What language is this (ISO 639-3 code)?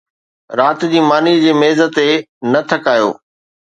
snd